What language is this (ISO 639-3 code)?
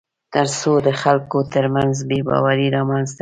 pus